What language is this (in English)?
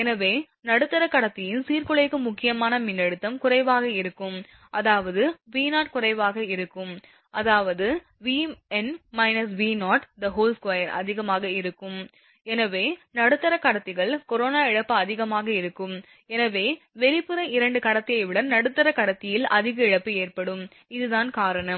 Tamil